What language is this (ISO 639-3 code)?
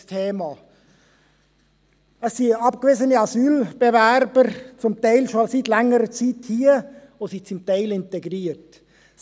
gsw